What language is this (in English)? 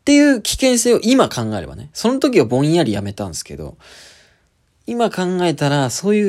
Japanese